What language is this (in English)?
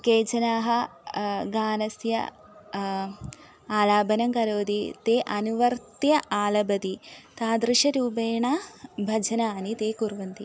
Sanskrit